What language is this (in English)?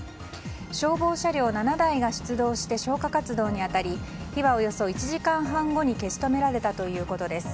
Japanese